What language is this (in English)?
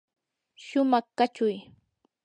Yanahuanca Pasco Quechua